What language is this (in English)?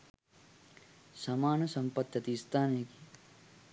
Sinhala